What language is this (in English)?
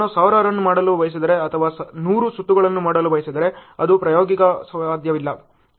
Kannada